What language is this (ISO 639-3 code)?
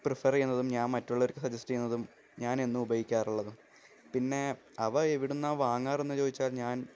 mal